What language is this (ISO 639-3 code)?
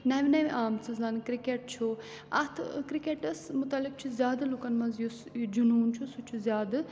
kas